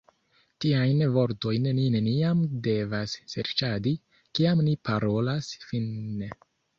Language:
Esperanto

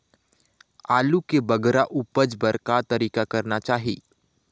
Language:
Chhattisgarhi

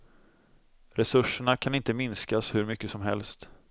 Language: Swedish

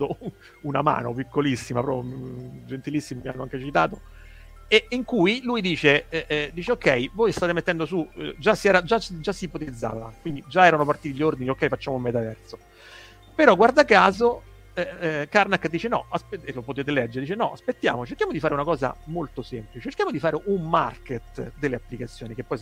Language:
Italian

